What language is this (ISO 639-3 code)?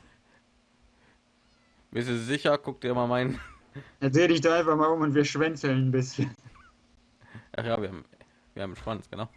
deu